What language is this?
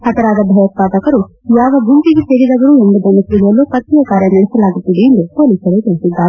Kannada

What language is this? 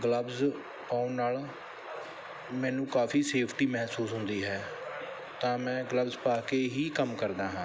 Punjabi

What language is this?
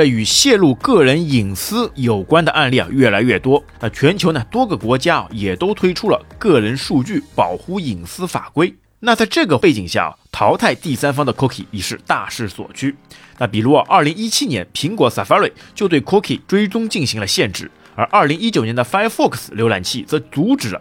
Chinese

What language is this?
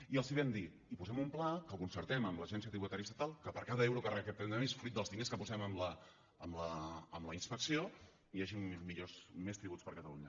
Catalan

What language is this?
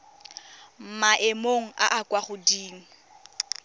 Tswana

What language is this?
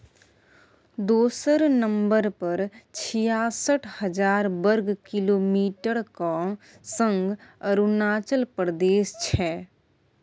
Maithili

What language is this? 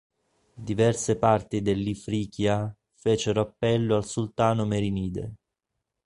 Italian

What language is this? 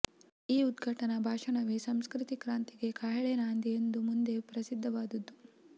Kannada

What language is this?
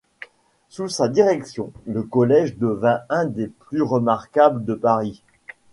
French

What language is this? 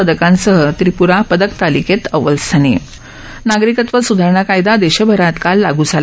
Marathi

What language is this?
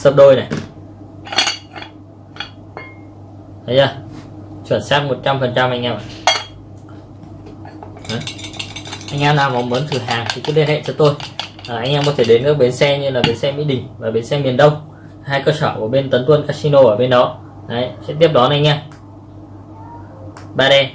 Vietnamese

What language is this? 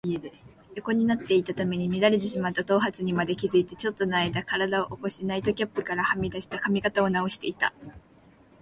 Japanese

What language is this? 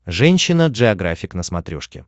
Russian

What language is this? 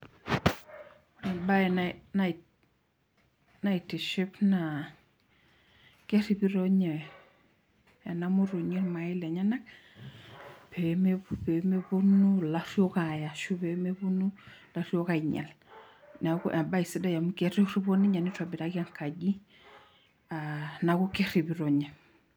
Masai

